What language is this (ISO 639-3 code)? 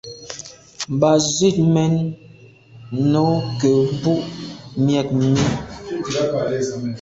byv